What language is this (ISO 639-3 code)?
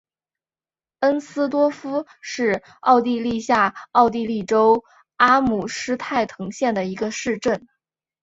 zho